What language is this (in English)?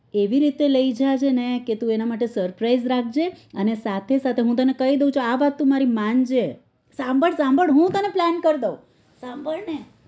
Gujarati